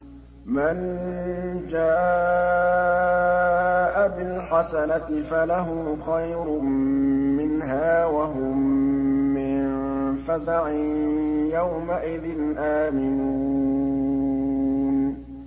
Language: Arabic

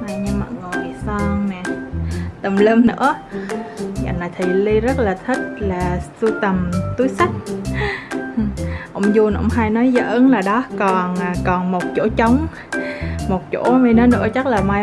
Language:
Vietnamese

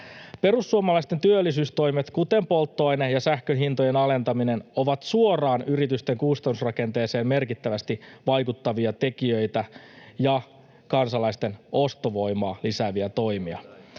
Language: Finnish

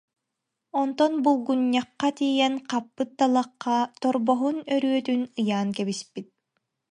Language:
Yakut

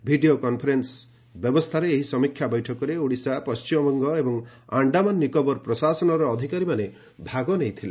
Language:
Odia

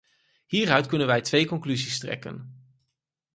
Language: Dutch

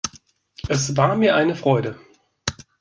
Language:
German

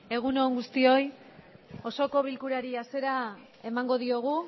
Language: Basque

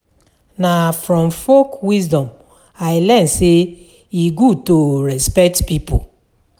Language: Nigerian Pidgin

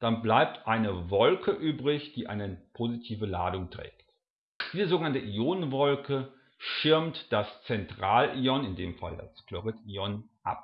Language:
German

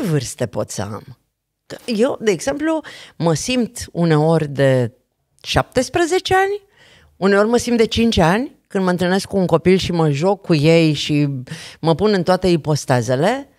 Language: Romanian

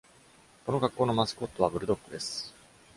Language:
Japanese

